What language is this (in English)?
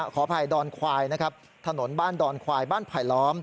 Thai